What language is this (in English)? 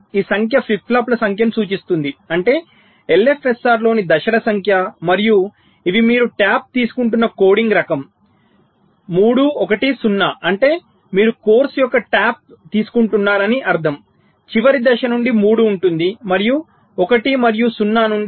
Telugu